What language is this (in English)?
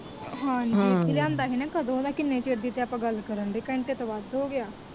Punjabi